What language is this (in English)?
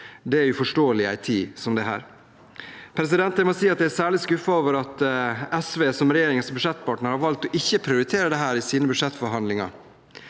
Norwegian